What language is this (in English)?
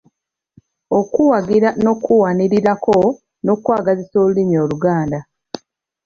Ganda